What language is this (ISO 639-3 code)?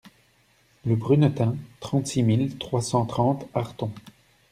fra